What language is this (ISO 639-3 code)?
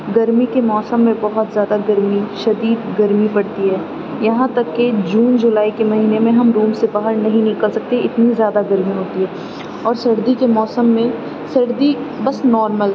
urd